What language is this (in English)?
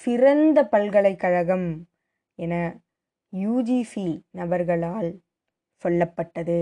Tamil